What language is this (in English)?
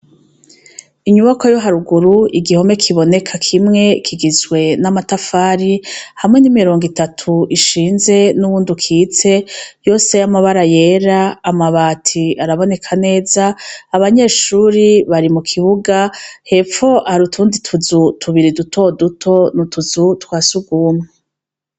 Rundi